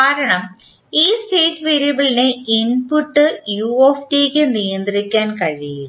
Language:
Malayalam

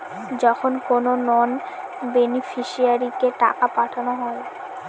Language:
Bangla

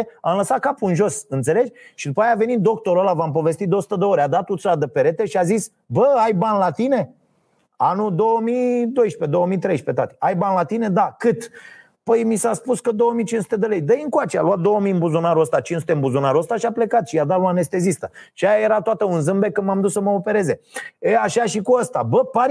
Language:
Romanian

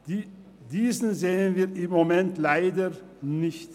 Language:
Swiss German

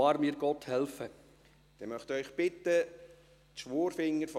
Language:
Swiss German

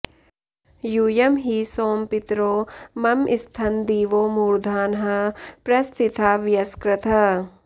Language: Sanskrit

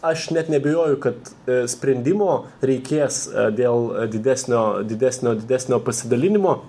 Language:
Lithuanian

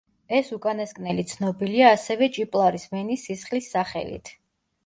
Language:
Georgian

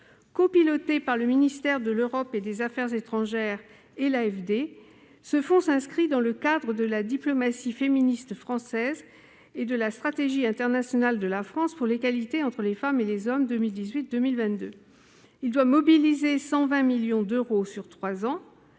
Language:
French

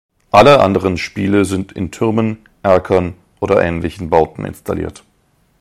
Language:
German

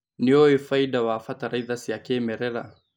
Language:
Kikuyu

